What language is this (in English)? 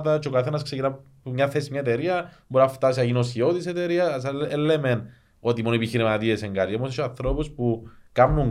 Greek